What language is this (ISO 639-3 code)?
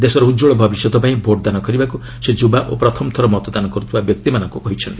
ori